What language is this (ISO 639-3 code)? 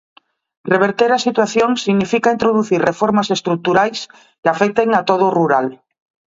glg